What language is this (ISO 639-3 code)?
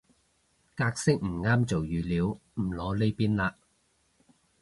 yue